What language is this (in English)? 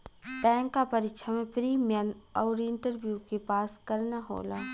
Bhojpuri